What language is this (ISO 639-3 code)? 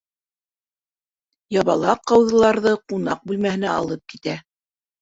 bak